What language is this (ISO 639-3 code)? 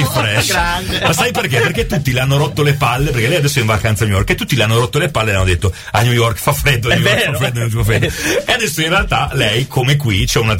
ita